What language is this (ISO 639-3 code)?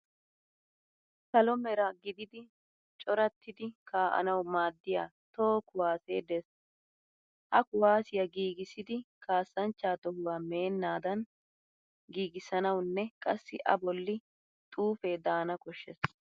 wal